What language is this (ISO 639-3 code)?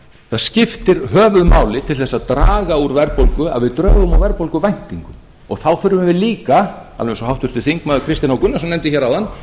isl